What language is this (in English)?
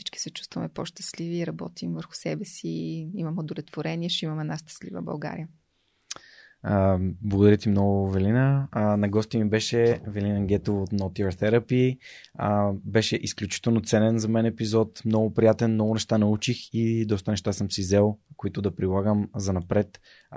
Bulgarian